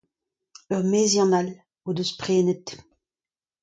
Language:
Breton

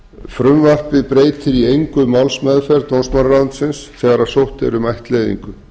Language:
Icelandic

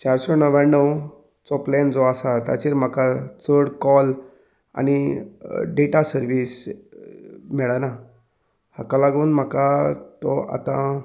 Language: Konkani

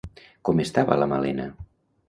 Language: Catalan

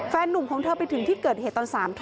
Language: Thai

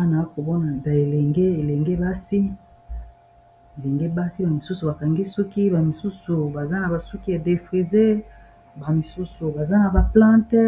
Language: Lingala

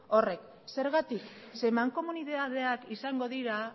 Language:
Basque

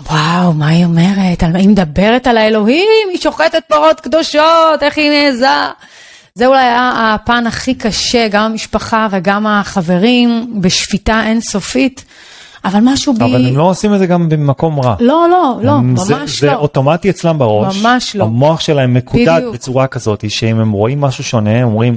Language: Hebrew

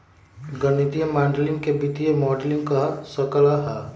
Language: Magahi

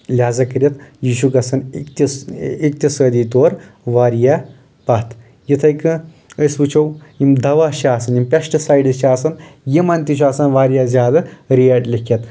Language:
Kashmiri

